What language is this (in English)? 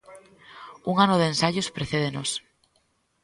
Galician